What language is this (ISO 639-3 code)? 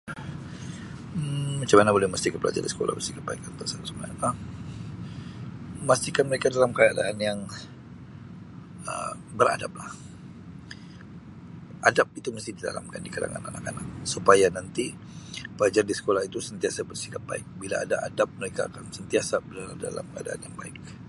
msi